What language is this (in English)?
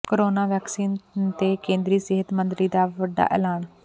Punjabi